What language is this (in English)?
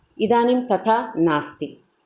Sanskrit